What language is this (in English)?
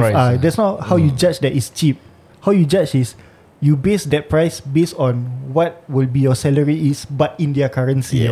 Malay